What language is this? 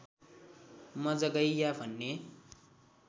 Nepali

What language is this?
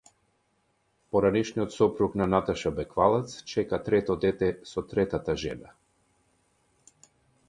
Macedonian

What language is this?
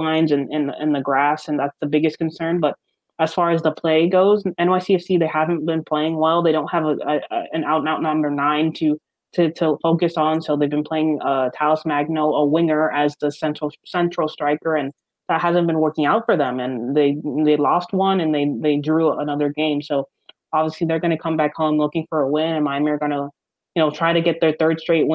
English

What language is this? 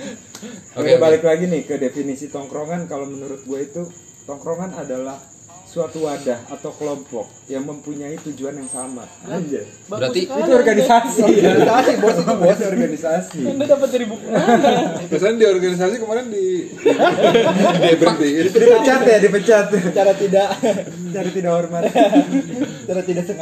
Indonesian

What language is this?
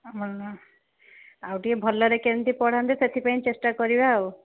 Odia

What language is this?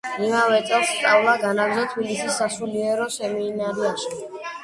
Georgian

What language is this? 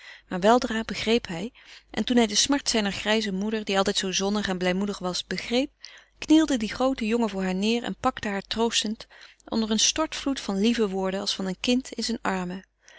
Dutch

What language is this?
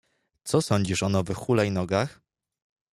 Polish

